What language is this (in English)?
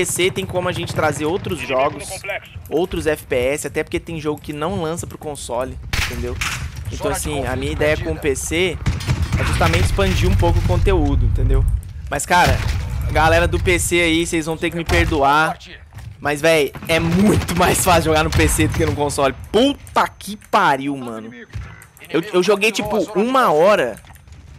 Portuguese